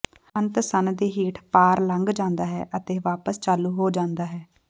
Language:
Punjabi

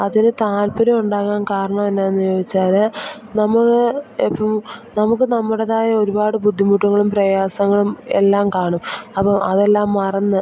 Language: Malayalam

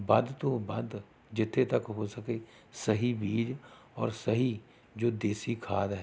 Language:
Punjabi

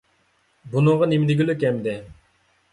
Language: Uyghur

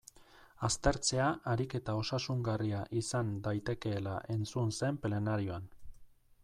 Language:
Basque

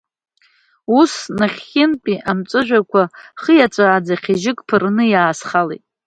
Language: Abkhazian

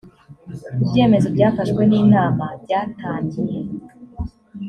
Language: Kinyarwanda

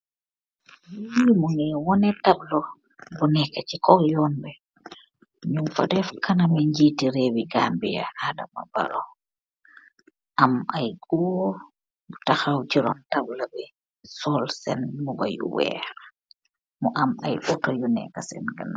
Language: Wolof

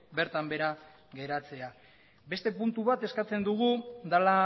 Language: Basque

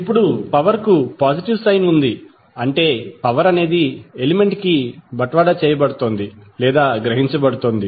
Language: Telugu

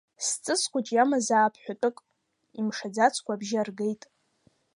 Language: Abkhazian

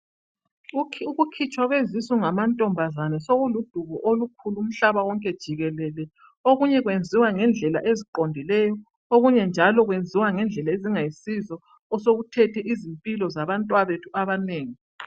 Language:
North Ndebele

